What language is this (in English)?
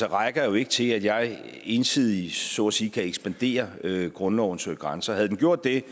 Danish